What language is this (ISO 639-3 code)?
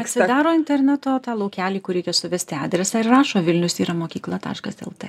lit